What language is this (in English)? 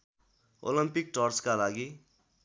Nepali